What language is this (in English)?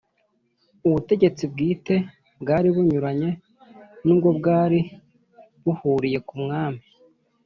Kinyarwanda